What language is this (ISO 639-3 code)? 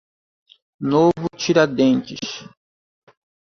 por